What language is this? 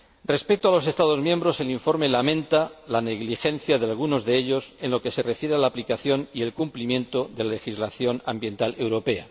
Spanish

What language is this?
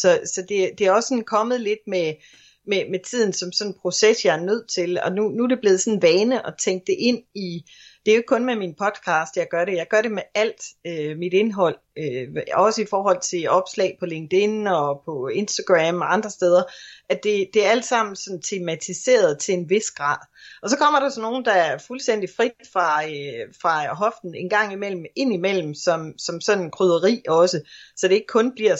Danish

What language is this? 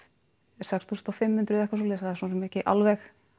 Icelandic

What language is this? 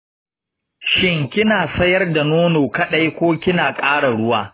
Hausa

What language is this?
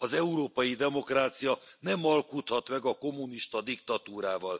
Hungarian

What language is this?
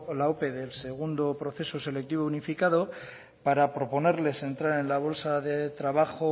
Spanish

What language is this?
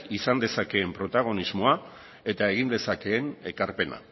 Basque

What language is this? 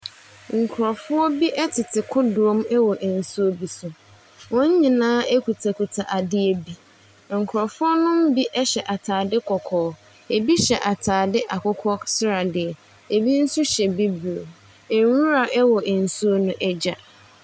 Akan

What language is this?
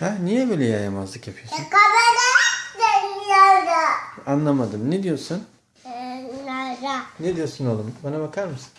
Turkish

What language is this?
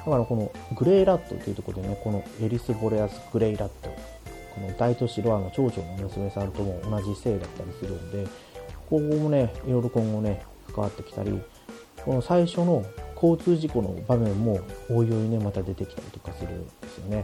Japanese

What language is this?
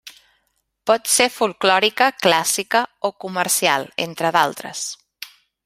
Catalan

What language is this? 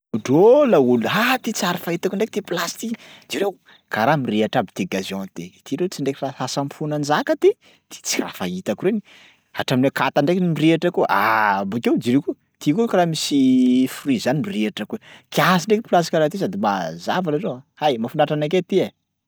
Sakalava Malagasy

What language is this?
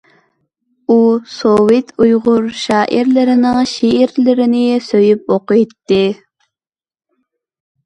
Uyghur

